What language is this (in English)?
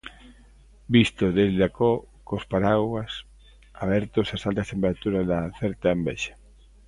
Galician